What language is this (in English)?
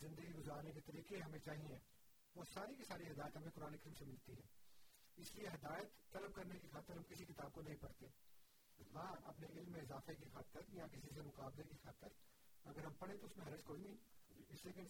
Urdu